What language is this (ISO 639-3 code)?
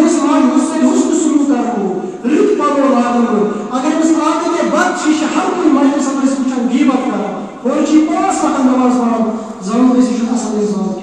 ara